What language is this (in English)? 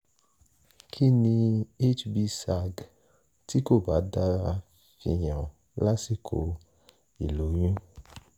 Yoruba